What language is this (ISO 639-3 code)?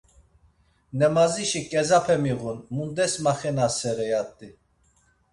lzz